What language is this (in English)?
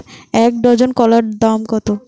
Bangla